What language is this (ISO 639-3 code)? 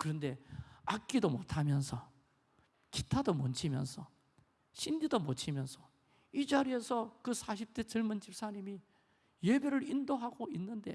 kor